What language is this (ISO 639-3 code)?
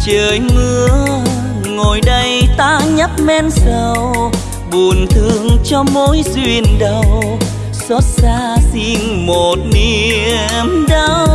vie